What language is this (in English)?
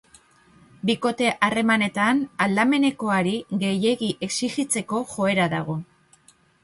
Basque